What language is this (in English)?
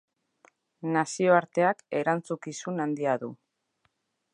Basque